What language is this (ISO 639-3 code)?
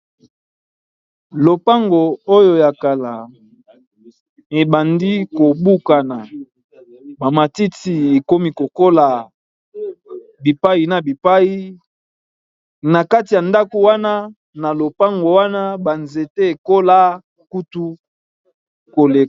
lin